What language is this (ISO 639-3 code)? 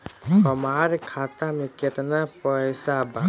bho